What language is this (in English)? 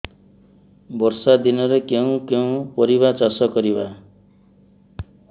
Odia